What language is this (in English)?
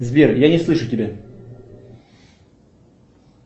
Russian